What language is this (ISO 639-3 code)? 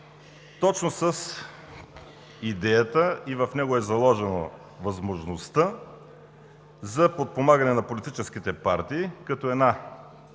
bul